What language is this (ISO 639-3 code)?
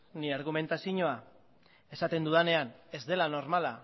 eus